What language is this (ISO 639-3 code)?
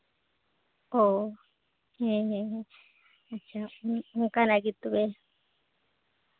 sat